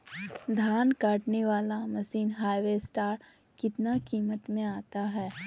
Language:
Magahi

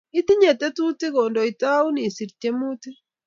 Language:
Kalenjin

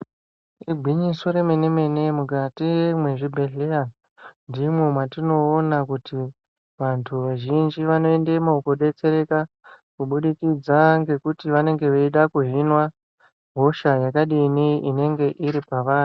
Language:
Ndau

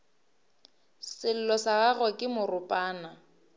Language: Northern Sotho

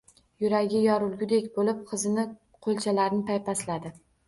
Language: Uzbek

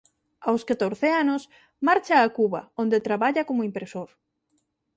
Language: Galician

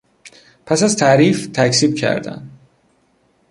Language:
Persian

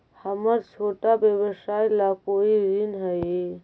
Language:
Magahi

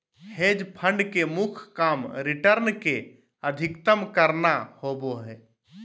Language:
Magahi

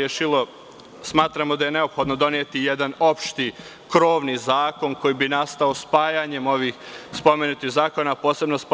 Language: Serbian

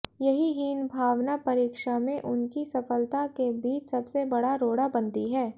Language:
Hindi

